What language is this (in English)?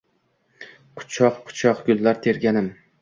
Uzbek